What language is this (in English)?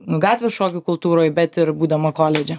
Lithuanian